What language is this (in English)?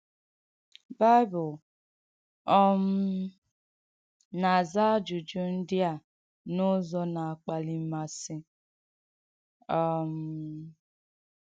Igbo